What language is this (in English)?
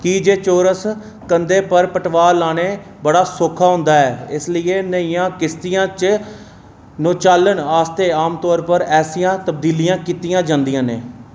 Dogri